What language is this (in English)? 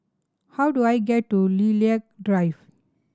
English